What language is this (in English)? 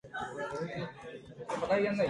Japanese